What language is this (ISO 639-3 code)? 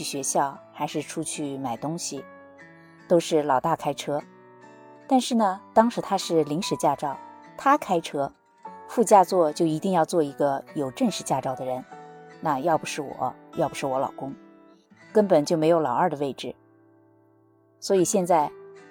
zho